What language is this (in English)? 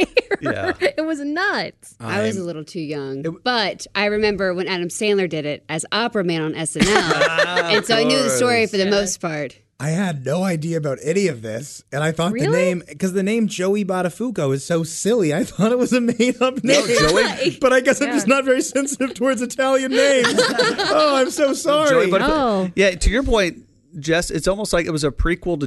English